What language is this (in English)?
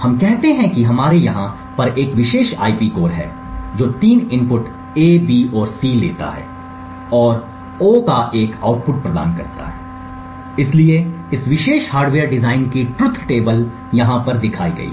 Hindi